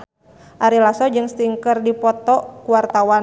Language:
Sundanese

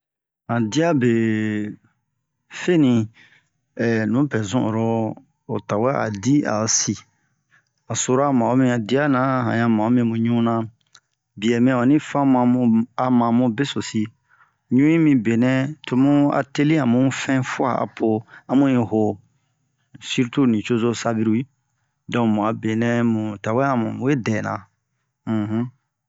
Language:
Bomu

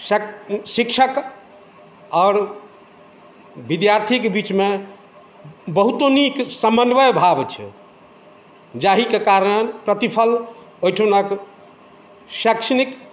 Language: Maithili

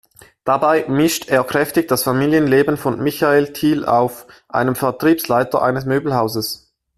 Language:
German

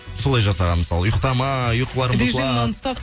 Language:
Kazakh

